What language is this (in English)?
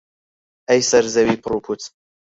Central Kurdish